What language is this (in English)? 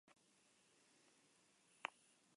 Spanish